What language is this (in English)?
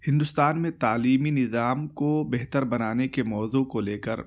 Urdu